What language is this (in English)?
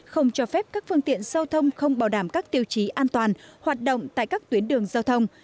Vietnamese